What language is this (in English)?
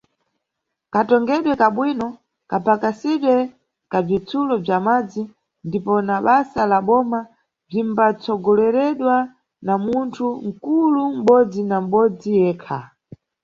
Nyungwe